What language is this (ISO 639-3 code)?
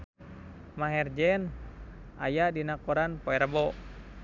sun